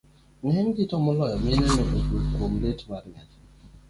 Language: Luo (Kenya and Tanzania)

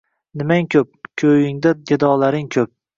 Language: Uzbek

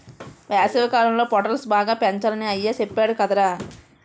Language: Telugu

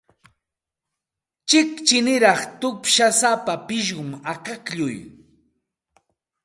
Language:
Santa Ana de Tusi Pasco Quechua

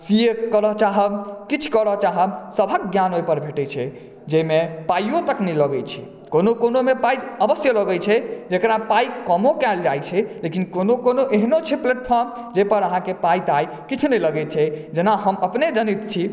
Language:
Maithili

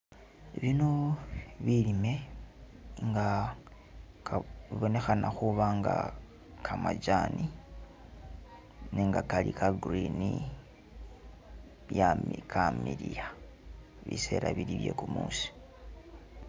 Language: Masaaba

